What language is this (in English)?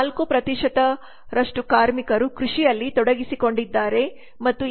Kannada